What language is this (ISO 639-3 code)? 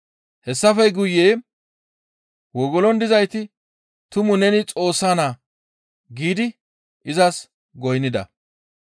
gmv